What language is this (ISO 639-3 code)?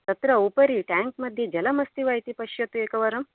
san